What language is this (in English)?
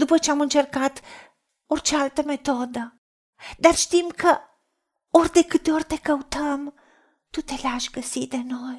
Romanian